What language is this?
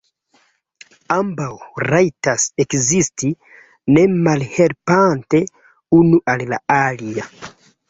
Esperanto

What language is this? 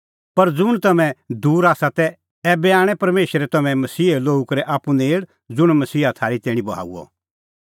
Kullu Pahari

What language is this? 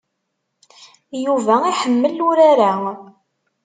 Kabyle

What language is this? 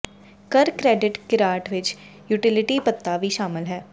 Punjabi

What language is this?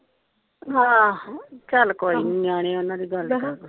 Punjabi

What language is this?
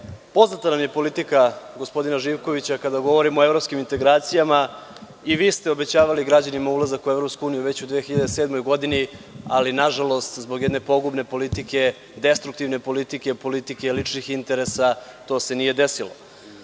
Serbian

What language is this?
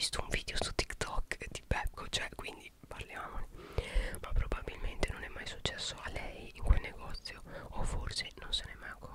Italian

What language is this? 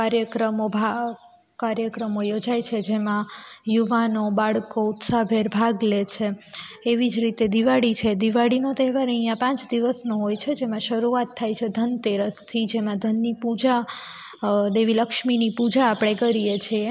Gujarati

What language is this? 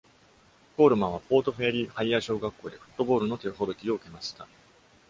Japanese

